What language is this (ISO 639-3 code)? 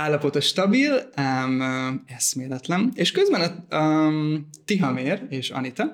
hun